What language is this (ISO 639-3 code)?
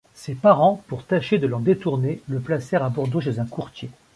fra